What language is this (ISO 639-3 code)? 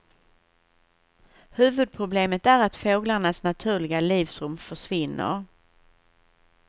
swe